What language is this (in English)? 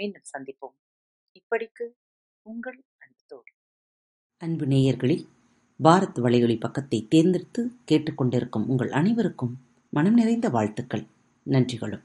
Tamil